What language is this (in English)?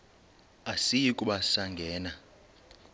Xhosa